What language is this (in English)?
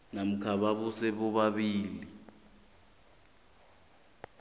South Ndebele